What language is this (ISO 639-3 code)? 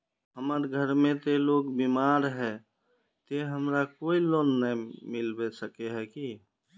mag